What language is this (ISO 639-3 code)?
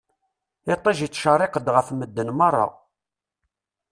kab